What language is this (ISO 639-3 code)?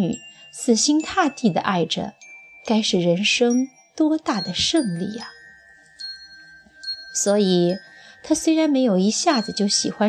zho